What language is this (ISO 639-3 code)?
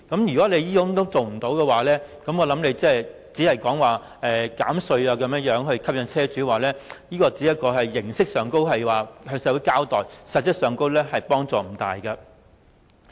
yue